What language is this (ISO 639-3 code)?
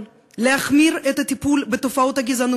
heb